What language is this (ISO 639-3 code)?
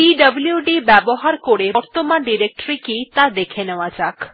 ben